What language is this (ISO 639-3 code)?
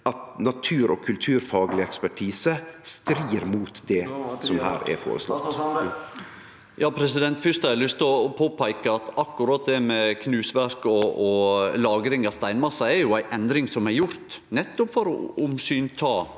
nor